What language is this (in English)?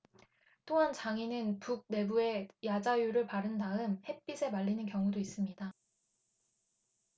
Korean